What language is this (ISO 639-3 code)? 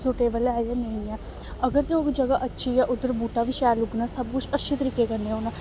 doi